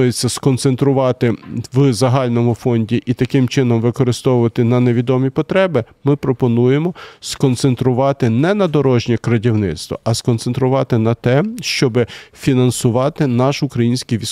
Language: Ukrainian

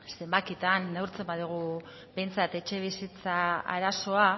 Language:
Basque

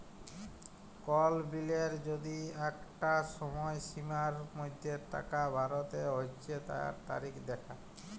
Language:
Bangla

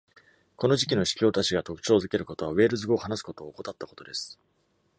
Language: Japanese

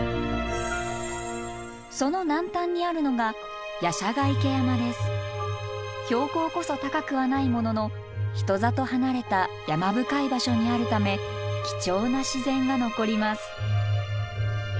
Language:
Japanese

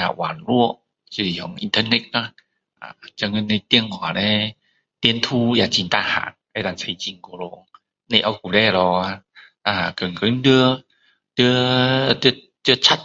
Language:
Min Dong Chinese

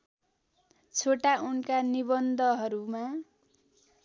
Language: Nepali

